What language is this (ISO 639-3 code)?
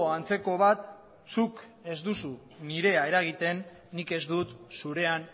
eus